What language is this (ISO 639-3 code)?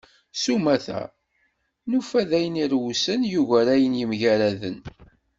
kab